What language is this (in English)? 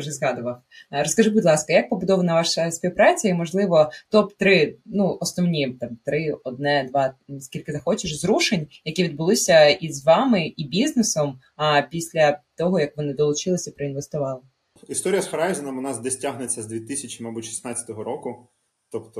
Ukrainian